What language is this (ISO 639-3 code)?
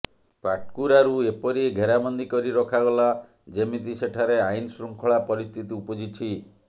ori